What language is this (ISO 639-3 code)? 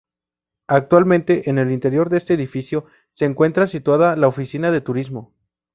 spa